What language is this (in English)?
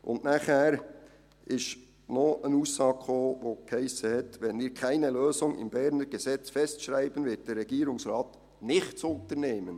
Swiss German